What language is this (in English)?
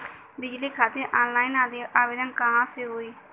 Bhojpuri